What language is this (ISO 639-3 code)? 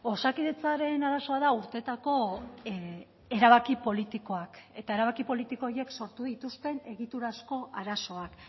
eus